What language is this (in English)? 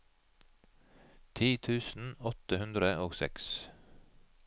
Norwegian